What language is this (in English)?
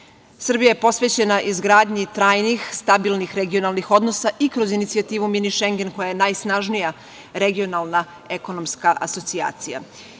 Serbian